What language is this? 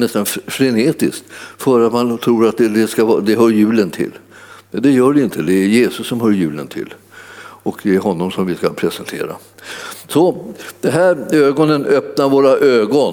Swedish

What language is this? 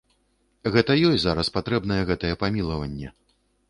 Belarusian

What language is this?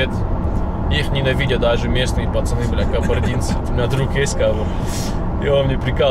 Russian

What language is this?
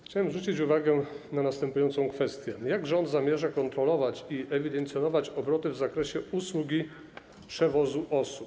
Polish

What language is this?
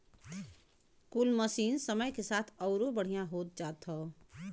Bhojpuri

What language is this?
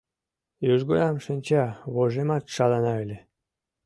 Mari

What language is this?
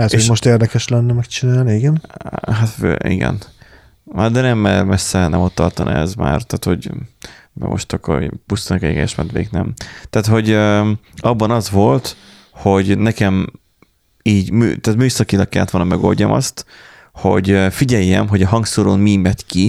Hungarian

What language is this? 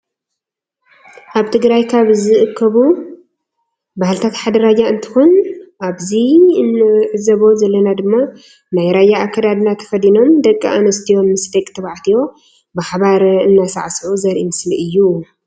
Tigrinya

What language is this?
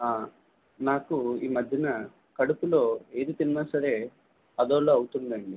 Telugu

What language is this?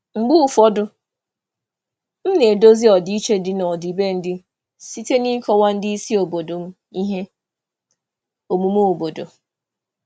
Igbo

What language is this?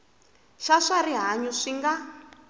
Tsonga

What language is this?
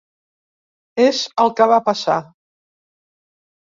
Catalan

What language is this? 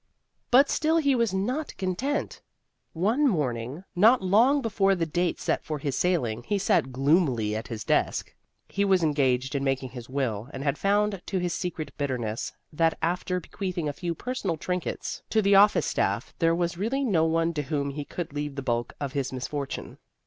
English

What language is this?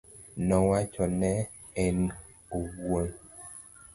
Luo (Kenya and Tanzania)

